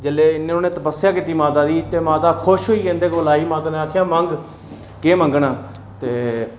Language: Dogri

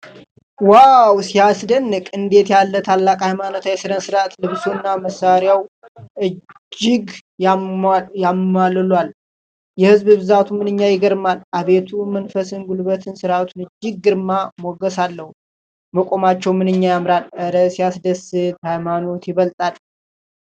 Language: Amharic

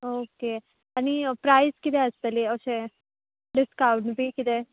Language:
Konkani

